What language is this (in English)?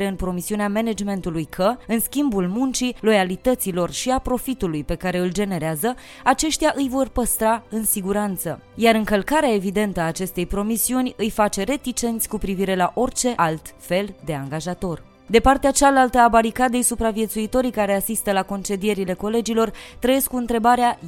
Romanian